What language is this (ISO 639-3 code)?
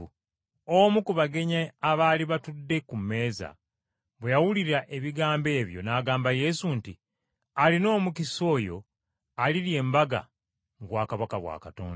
lug